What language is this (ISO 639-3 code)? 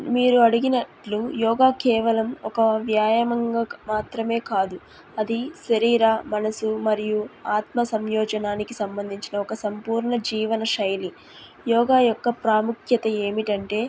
tel